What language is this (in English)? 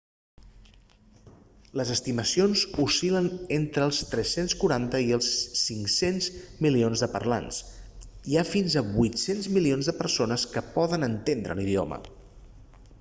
Catalan